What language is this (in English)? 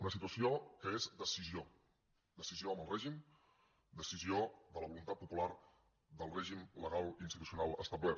Catalan